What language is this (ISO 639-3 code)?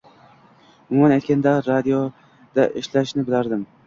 uzb